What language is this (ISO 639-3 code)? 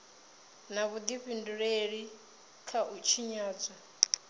ven